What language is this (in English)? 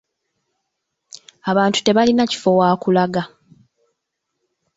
Ganda